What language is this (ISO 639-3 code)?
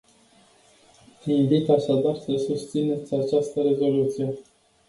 ron